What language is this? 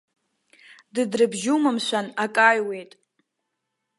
Abkhazian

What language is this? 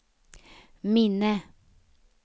Swedish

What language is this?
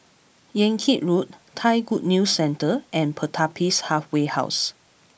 English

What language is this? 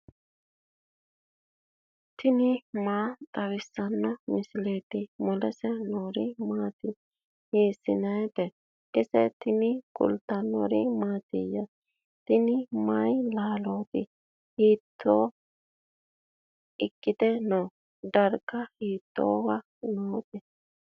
Sidamo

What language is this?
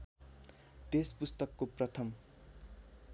Nepali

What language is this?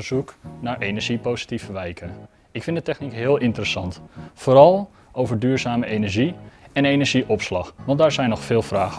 Dutch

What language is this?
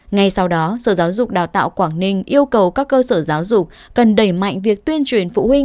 Vietnamese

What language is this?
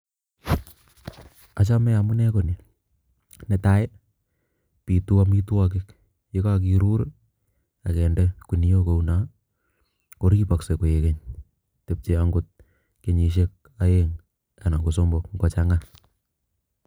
Kalenjin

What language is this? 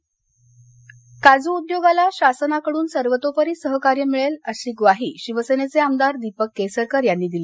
Marathi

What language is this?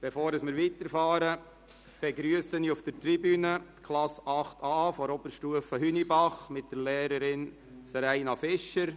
Swiss German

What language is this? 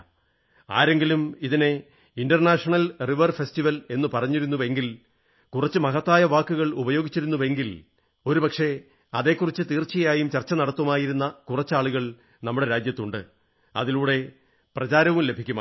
Malayalam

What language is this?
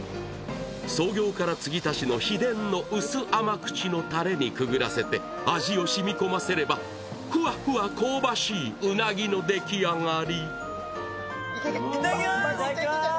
Japanese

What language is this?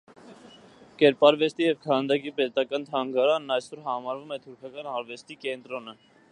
Armenian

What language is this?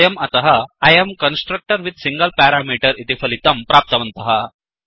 Sanskrit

